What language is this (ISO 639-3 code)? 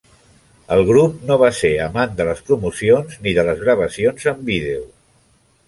cat